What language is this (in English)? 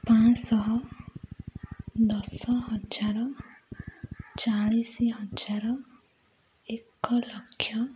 Odia